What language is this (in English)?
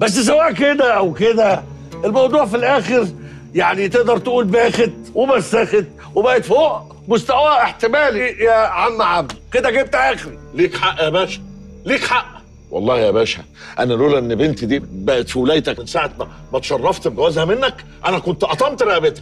Arabic